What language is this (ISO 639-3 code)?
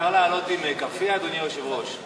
heb